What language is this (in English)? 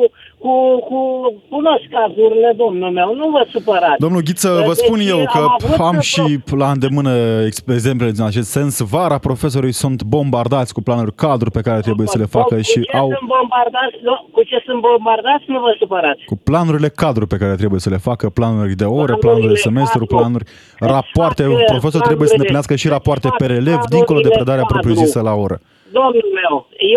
Romanian